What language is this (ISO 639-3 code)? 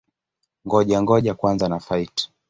swa